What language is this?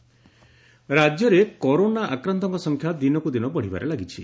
Odia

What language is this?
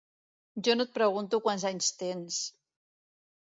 Catalan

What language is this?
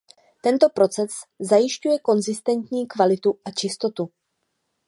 Czech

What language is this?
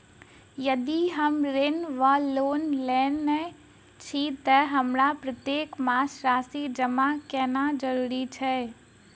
Maithili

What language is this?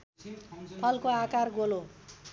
Nepali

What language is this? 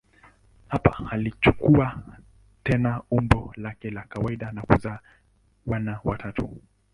Swahili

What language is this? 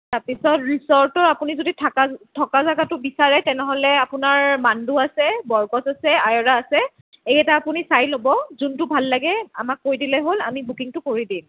Assamese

